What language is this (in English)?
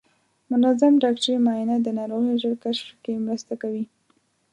Pashto